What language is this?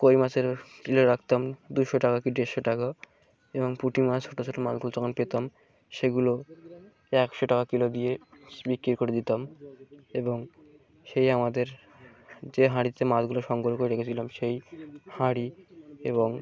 Bangla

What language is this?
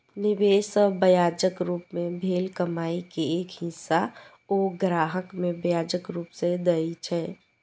Maithili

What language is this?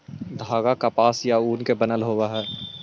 Magahi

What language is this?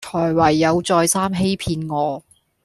Cantonese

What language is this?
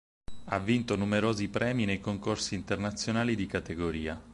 Italian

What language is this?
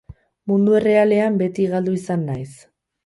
Basque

